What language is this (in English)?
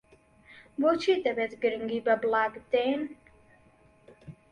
Central Kurdish